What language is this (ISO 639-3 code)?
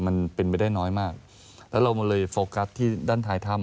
tha